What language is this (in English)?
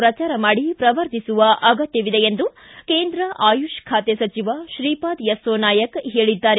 Kannada